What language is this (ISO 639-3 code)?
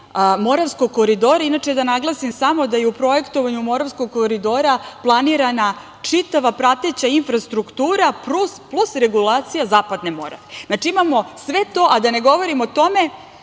srp